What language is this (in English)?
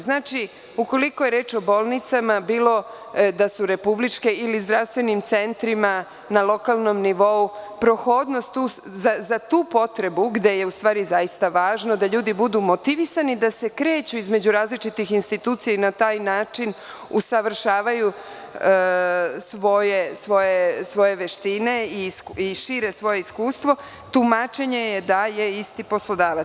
Serbian